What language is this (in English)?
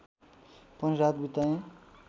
Nepali